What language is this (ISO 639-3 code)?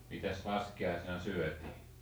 fin